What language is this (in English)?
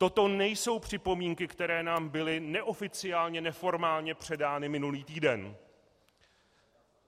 Czech